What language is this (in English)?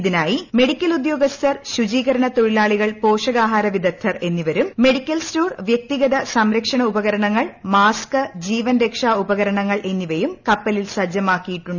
Malayalam